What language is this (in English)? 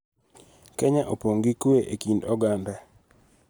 Luo (Kenya and Tanzania)